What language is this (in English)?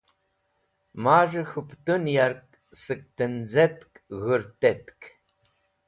Wakhi